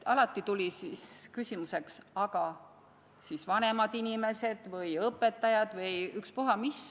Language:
Estonian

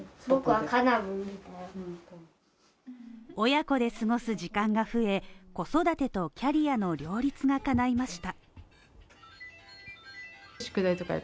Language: Japanese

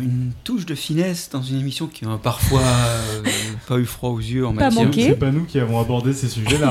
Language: French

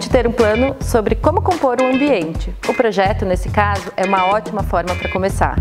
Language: Portuguese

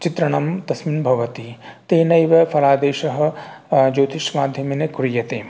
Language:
Sanskrit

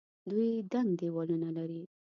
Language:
Pashto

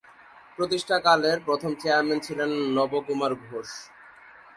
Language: Bangla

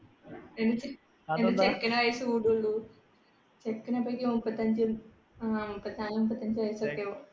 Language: Malayalam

